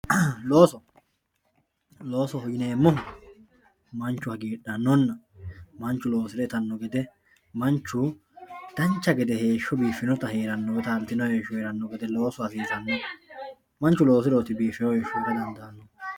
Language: Sidamo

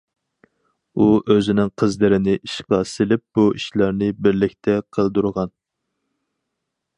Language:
Uyghur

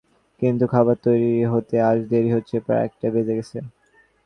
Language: Bangla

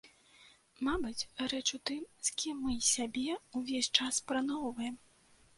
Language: Belarusian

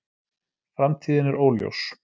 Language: Icelandic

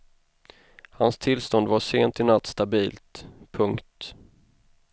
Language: Swedish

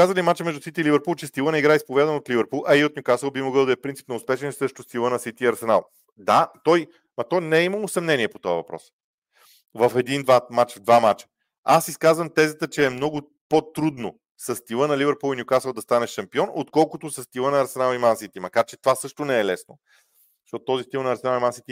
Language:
Bulgarian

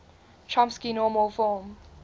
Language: English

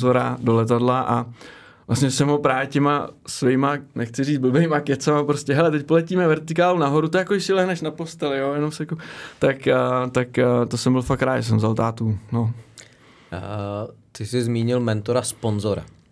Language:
Czech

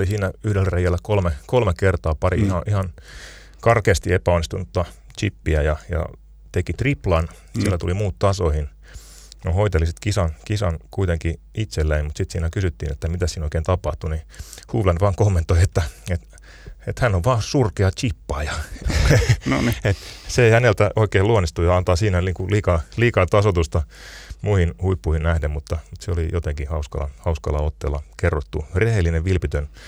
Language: Finnish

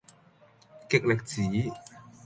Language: Cantonese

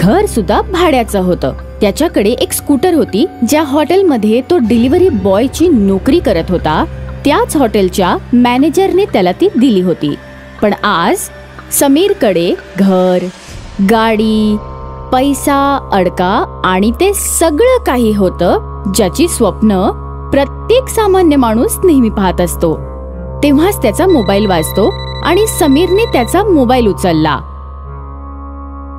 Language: Marathi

